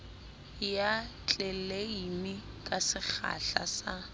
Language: Southern Sotho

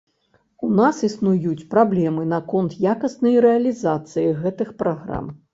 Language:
Belarusian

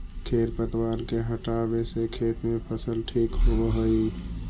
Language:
Magahi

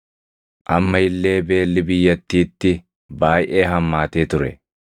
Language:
Oromo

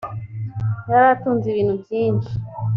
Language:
Kinyarwanda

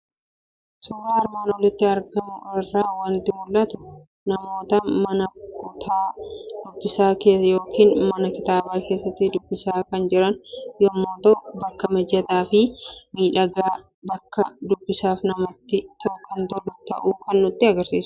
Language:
Oromo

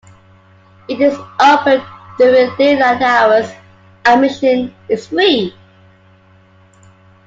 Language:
English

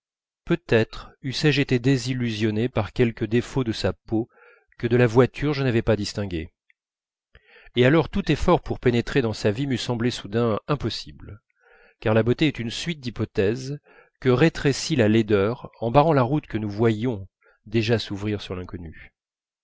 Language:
French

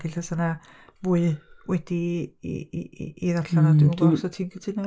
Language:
Welsh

